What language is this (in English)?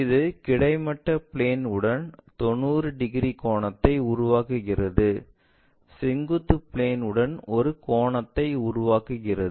Tamil